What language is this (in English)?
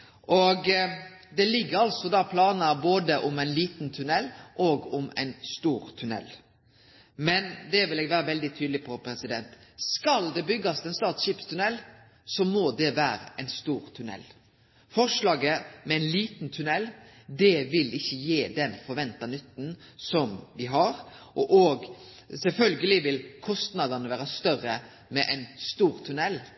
Norwegian Nynorsk